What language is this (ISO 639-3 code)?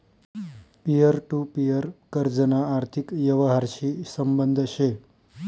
mar